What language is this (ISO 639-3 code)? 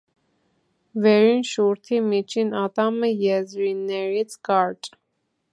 hye